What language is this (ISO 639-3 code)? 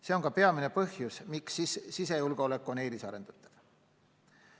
est